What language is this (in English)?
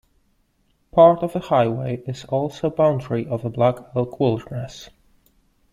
English